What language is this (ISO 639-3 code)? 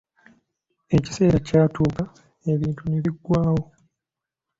lug